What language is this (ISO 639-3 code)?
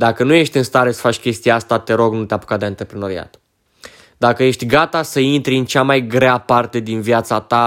ron